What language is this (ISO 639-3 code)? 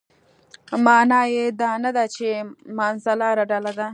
pus